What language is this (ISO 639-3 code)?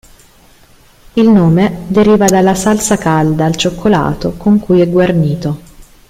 ita